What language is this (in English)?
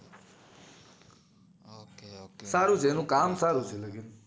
Gujarati